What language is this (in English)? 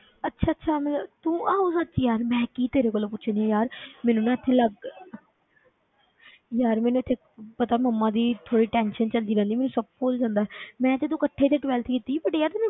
Punjabi